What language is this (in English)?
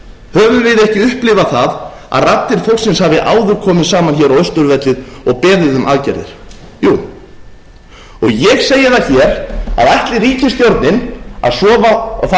Icelandic